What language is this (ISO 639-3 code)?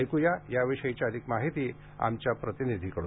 mar